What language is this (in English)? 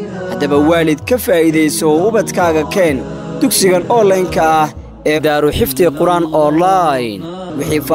Arabic